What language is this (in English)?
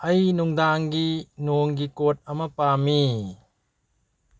Manipuri